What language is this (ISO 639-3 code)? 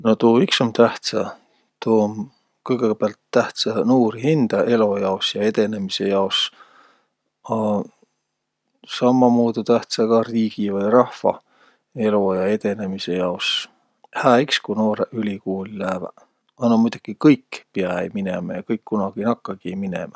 vro